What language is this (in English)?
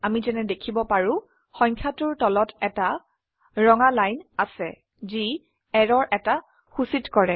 Assamese